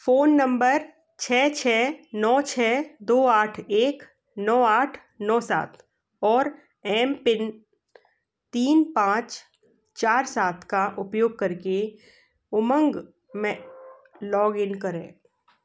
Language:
Hindi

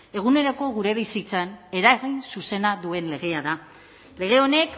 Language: Basque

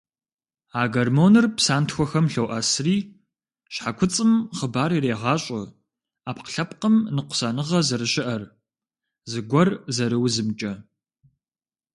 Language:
Kabardian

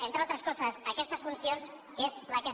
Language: Catalan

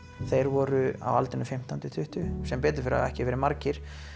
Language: Icelandic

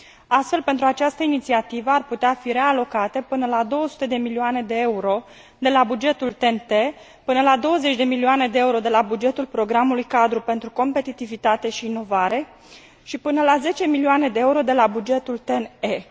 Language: Romanian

